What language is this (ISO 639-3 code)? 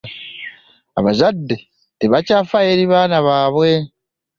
lug